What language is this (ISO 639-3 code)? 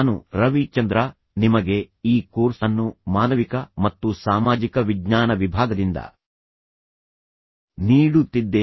kan